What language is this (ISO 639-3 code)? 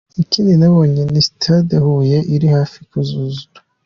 kin